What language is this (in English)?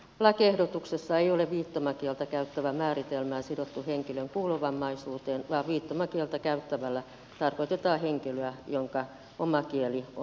Finnish